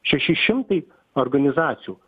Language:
Lithuanian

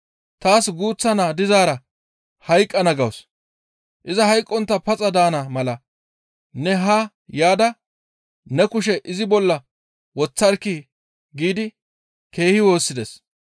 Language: Gamo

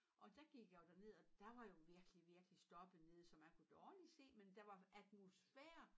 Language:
Danish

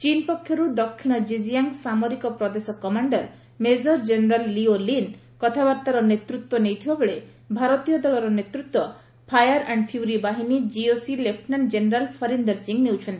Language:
Odia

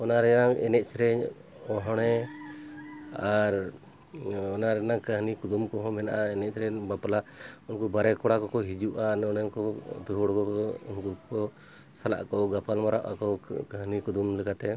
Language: Santali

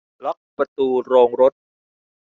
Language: Thai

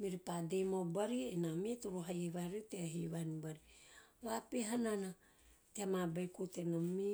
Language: Teop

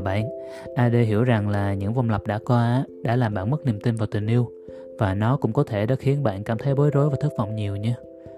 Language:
Vietnamese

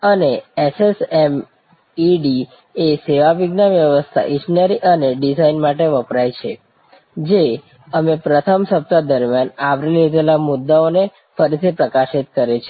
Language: Gujarati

